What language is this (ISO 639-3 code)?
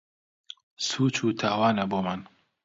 ckb